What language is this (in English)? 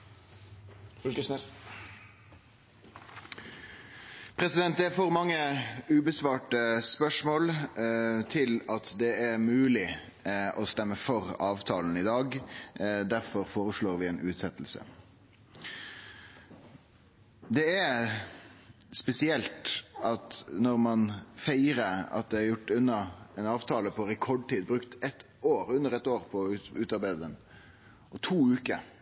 Norwegian Nynorsk